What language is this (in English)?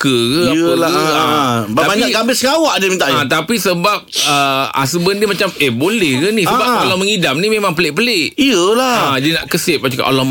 Malay